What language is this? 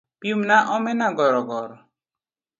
Luo (Kenya and Tanzania)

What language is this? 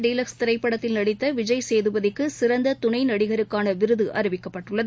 Tamil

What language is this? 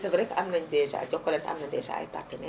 Wolof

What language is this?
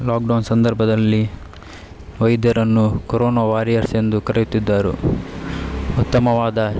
Kannada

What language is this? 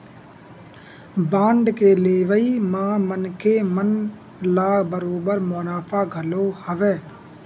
Chhattisgarhi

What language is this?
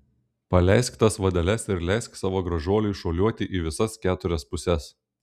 Lithuanian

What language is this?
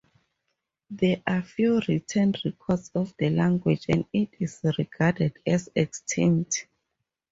English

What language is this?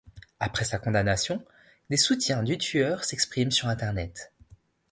French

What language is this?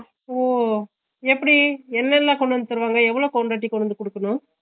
Tamil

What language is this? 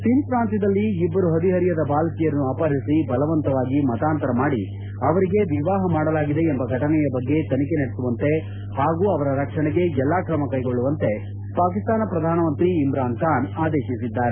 Kannada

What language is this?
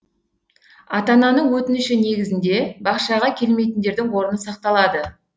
Kazakh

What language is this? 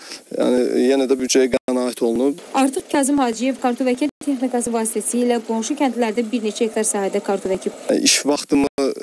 Turkish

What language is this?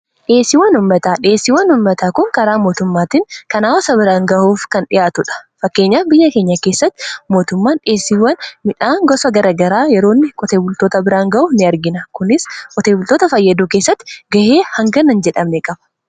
Oromo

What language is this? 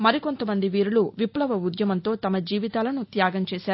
Telugu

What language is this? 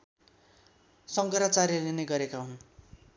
Nepali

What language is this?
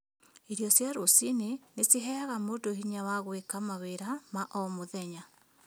Kikuyu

